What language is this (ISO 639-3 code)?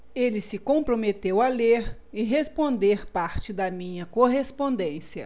por